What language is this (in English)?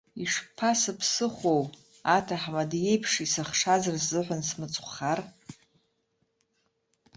Abkhazian